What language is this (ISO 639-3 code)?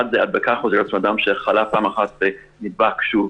heb